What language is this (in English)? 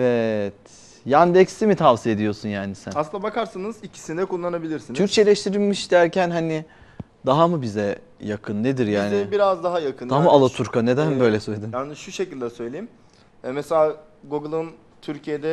Turkish